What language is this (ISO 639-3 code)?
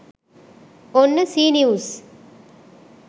sin